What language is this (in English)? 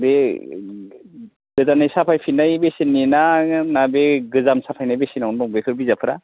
Bodo